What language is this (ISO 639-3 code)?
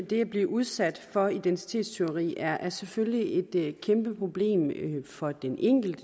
dan